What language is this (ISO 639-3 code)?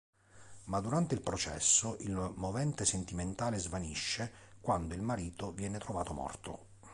ita